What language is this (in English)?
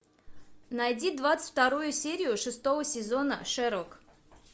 Russian